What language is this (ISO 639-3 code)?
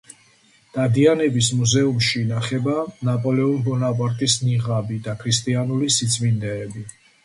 kat